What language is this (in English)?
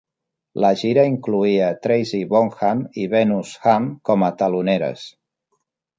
Catalan